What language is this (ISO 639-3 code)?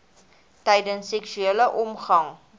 afr